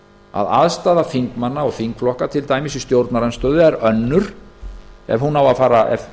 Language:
Icelandic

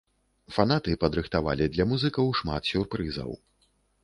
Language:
Belarusian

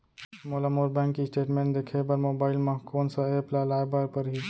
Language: Chhattisgarhi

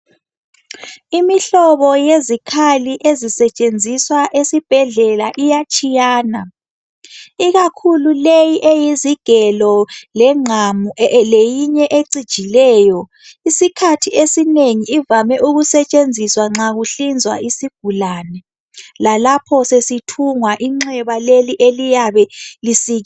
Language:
North Ndebele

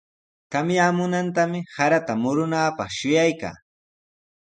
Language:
Sihuas Ancash Quechua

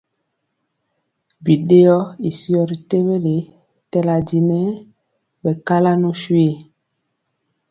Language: Mpiemo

